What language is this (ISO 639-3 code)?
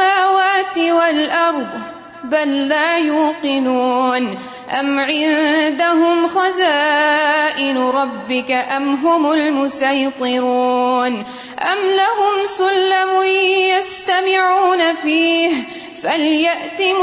urd